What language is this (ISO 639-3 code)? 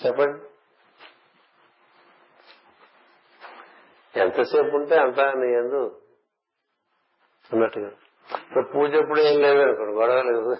tel